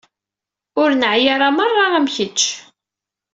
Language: Kabyle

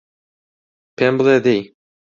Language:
Central Kurdish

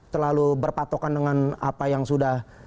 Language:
Indonesian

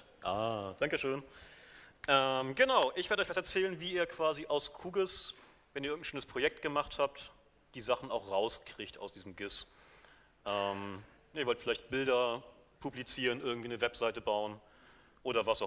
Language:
German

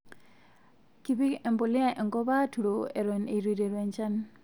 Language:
Masai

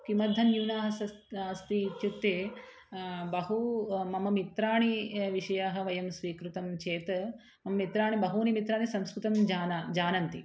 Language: Sanskrit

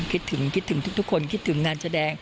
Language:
Thai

